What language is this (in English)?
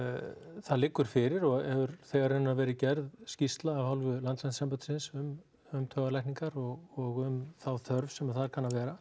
Icelandic